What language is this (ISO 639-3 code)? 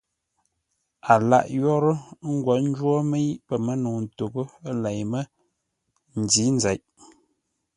nla